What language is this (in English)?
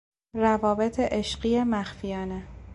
Persian